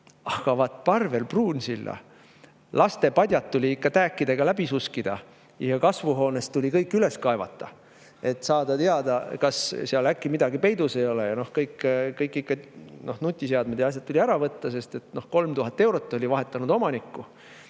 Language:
Estonian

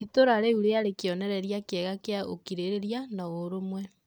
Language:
Kikuyu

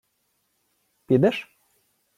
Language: Ukrainian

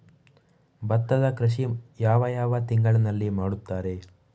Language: Kannada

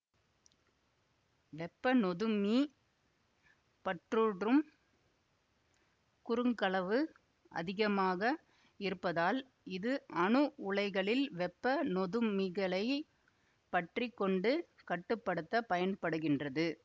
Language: Tamil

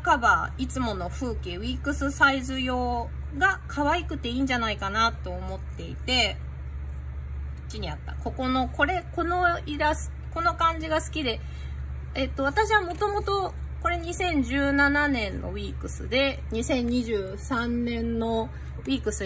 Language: Japanese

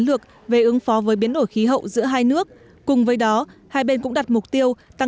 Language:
Vietnamese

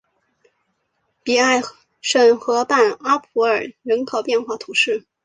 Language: Chinese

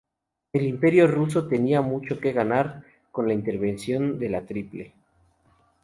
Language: Spanish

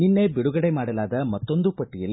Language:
Kannada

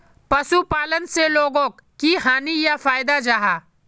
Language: Magahi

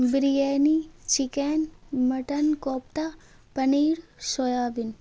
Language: Urdu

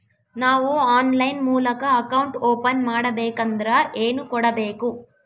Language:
Kannada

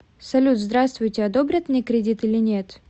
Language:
Russian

